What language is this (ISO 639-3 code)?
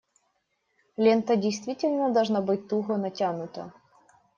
rus